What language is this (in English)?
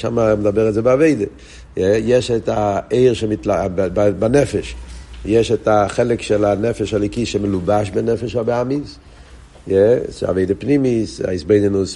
Hebrew